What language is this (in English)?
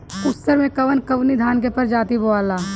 Bhojpuri